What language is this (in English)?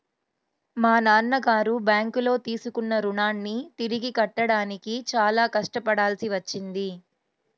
Telugu